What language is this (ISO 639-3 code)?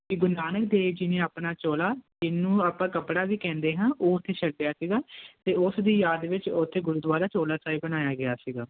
pan